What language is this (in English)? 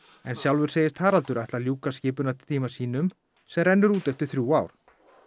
Icelandic